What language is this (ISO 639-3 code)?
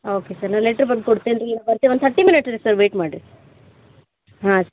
kan